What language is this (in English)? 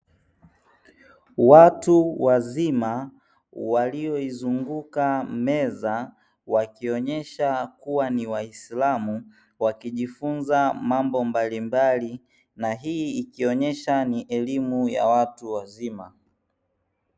Swahili